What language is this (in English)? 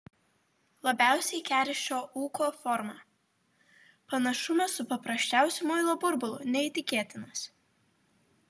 Lithuanian